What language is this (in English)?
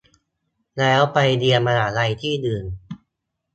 Thai